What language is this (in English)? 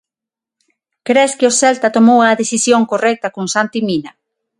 Galician